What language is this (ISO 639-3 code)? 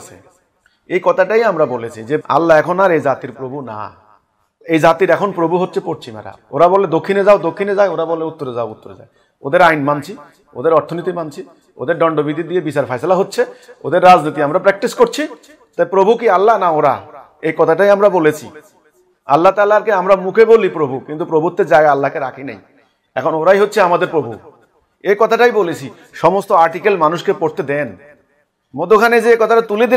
hin